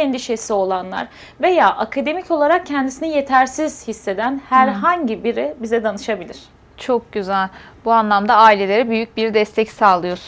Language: Turkish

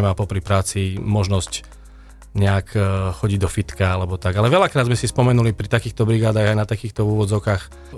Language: Slovak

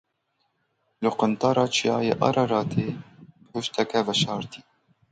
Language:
Kurdish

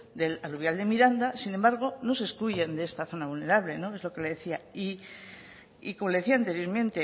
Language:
Spanish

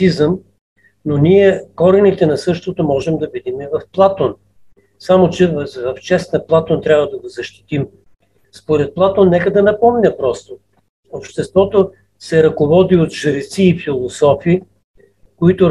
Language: Bulgarian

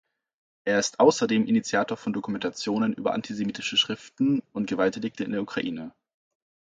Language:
German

